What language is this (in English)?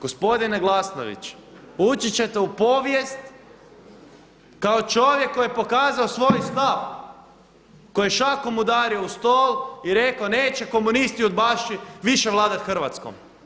Croatian